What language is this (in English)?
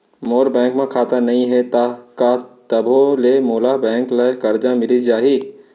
Chhattisgarhi